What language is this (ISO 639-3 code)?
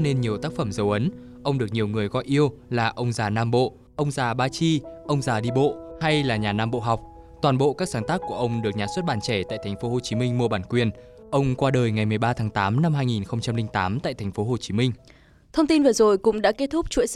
vie